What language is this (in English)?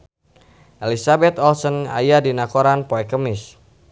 Sundanese